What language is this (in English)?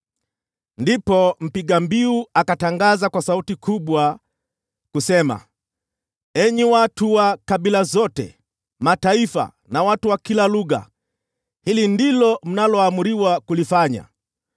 Swahili